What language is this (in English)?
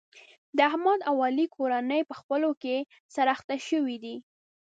Pashto